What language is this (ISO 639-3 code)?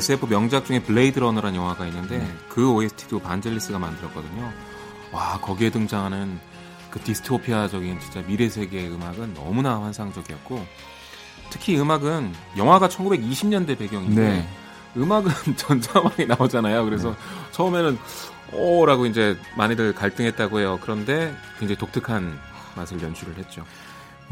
kor